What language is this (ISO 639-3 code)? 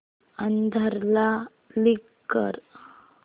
mar